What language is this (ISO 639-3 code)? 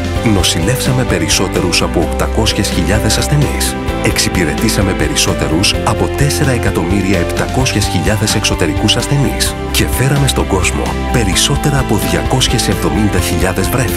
ell